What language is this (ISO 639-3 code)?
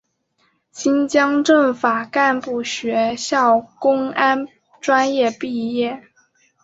zho